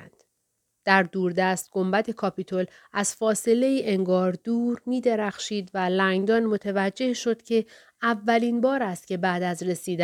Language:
Persian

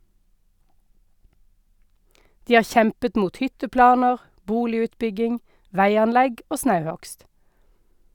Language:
Norwegian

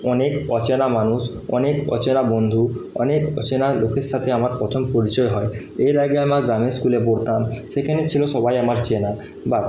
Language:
Bangla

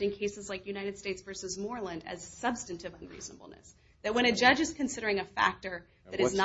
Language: English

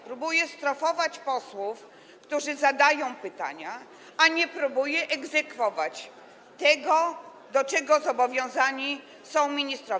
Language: Polish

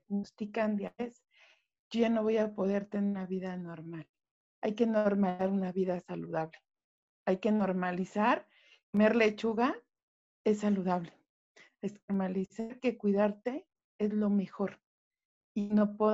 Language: Spanish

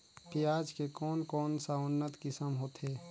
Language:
Chhattisgarhi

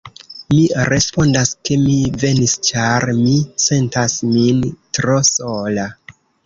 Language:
Esperanto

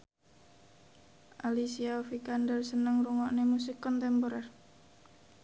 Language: Javanese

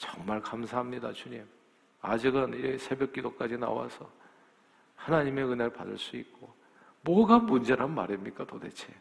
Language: Korean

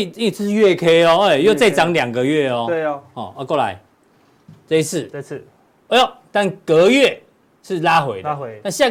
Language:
Chinese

